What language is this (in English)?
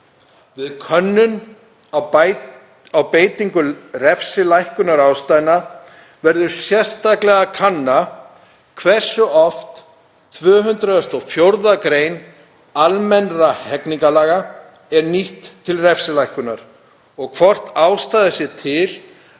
Icelandic